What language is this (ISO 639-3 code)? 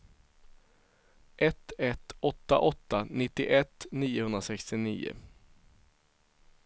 swe